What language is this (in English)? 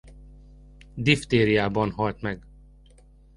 Hungarian